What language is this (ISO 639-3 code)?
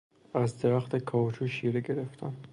fas